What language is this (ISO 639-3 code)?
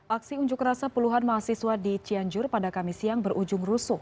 ind